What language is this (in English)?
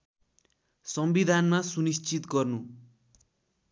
Nepali